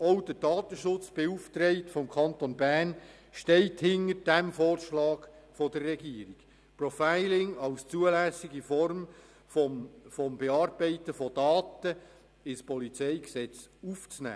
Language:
Swiss German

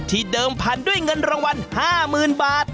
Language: Thai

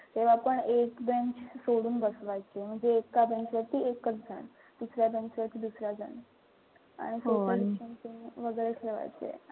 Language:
Marathi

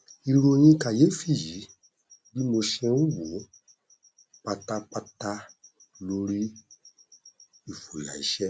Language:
Yoruba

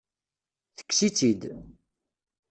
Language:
Kabyle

